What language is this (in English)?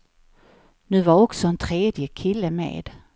Swedish